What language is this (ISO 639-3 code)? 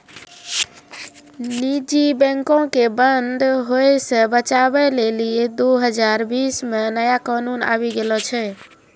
mai